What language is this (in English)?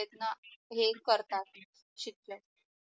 Marathi